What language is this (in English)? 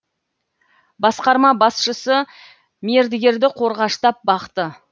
Kazakh